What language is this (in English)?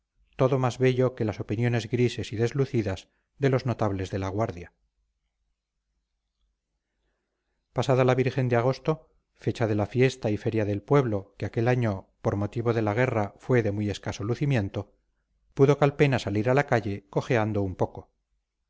Spanish